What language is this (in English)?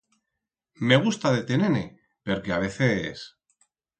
Aragonese